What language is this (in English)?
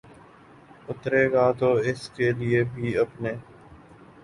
Urdu